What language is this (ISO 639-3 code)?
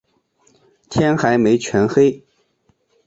zho